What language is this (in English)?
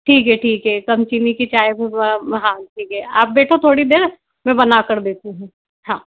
Hindi